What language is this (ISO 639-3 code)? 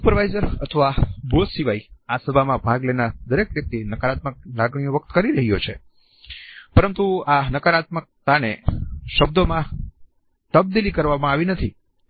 guj